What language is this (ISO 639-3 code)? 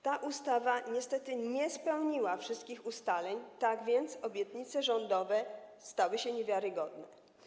pol